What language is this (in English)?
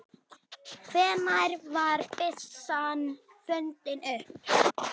Icelandic